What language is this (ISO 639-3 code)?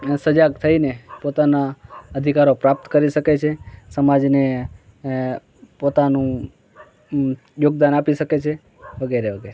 guj